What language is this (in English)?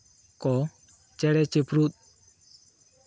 Santali